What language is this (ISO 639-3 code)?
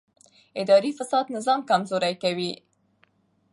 pus